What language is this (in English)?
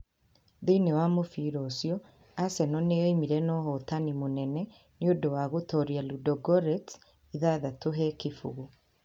Kikuyu